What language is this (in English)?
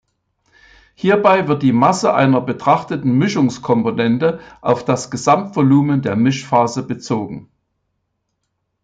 German